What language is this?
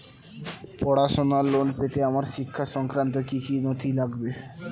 Bangla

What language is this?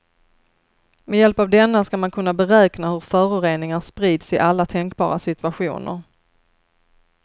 Swedish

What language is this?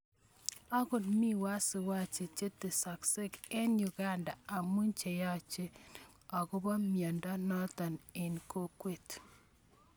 Kalenjin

